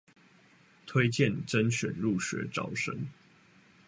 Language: Chinese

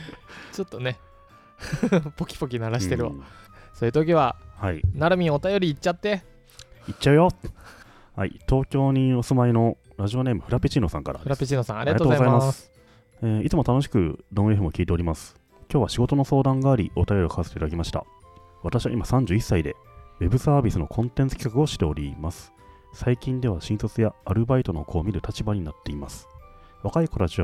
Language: Japanese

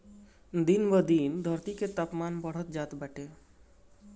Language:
Bhojpuri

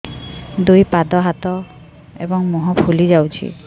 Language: Odia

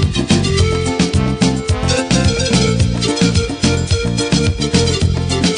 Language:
Romanian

